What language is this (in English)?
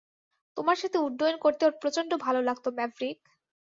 Bangla